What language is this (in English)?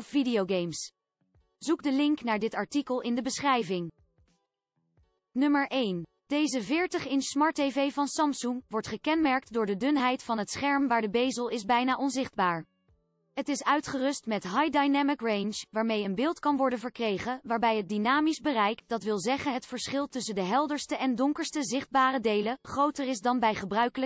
Dutch